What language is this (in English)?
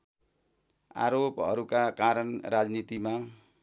Nepali